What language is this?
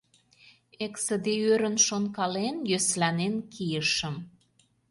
Mari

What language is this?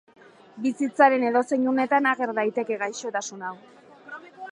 Basque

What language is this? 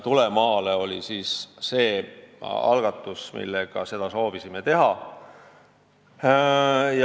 Estonian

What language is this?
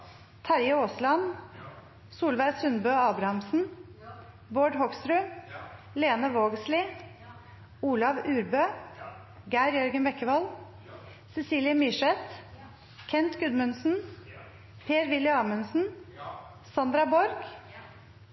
Norwegian Nynorsk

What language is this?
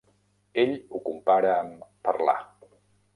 Catalan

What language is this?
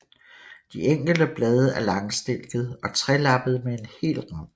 Danish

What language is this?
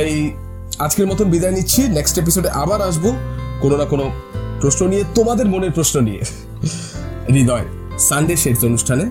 Bangla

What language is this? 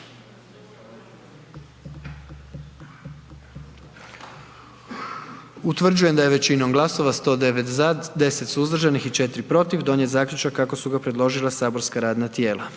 Croatian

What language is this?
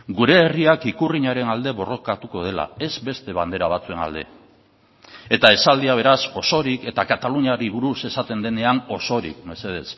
Basque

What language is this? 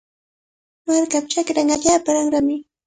Cajatambo North Lima Quechua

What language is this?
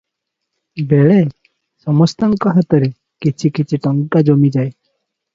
Odia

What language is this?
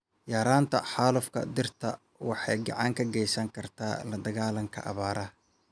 Somali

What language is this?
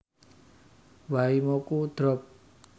Javanese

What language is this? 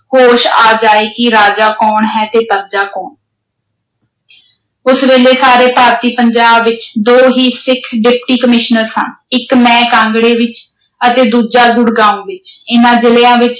Punjabi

